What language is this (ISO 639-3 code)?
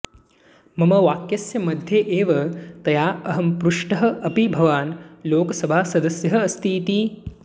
san